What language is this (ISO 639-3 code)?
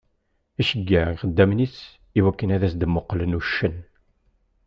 kab